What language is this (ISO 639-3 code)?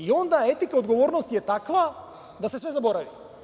srp